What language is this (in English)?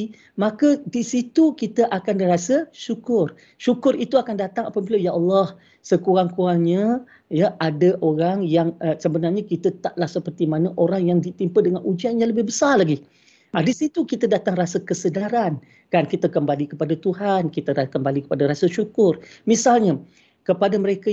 Malay